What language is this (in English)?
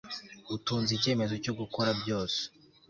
Kinyarwanda